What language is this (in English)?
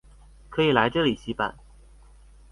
Chinese